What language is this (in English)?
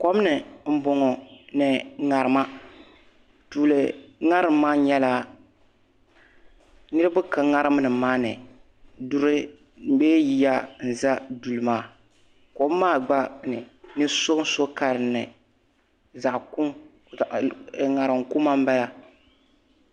Dagbani